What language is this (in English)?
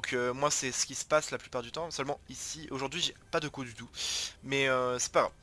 French